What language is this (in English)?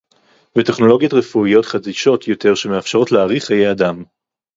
Hebrew